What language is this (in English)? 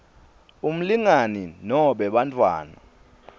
Swati